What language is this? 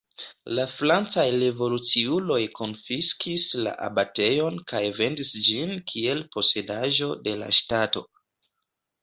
Esperanto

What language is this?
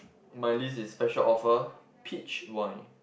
English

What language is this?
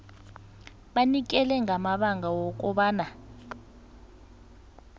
South Ndebele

